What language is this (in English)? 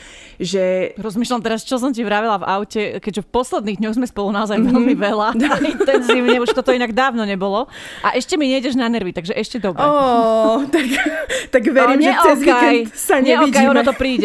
Slovak